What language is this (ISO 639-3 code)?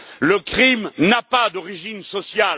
fra